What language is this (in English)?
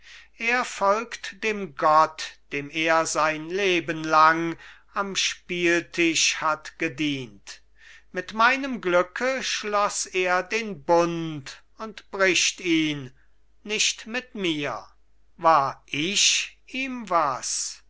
German